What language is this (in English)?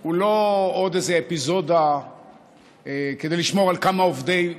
Hebrew